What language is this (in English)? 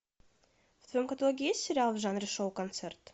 Russian